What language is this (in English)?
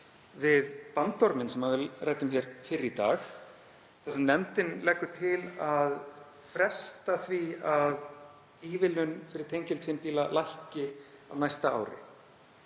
Icelandic